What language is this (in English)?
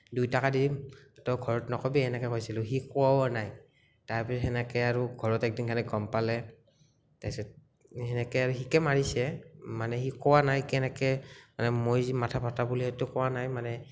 Assamese